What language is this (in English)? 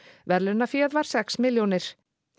Icelandic